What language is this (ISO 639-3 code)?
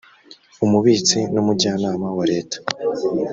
kin